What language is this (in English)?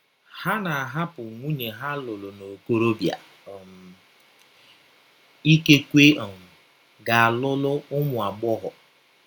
Igbo